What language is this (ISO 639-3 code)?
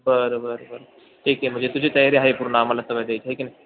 mar